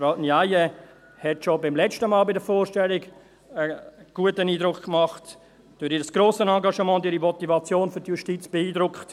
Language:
Swiss German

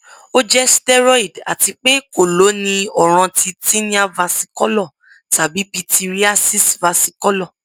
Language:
Yoruba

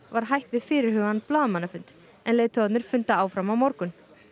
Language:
Icelandic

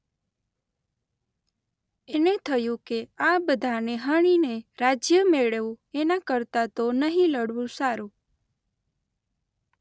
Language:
Gujarati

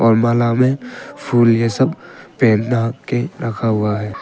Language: Hindi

